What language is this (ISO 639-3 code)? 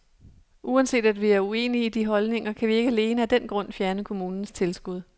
dan